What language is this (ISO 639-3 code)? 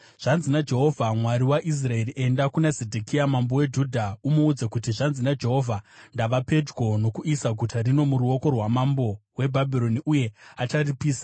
sna